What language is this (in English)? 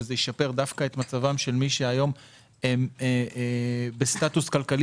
Hebrew